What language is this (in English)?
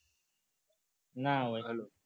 Gujarati